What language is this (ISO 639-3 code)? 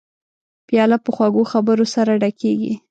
pus